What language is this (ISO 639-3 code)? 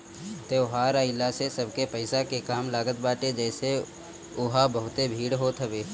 bho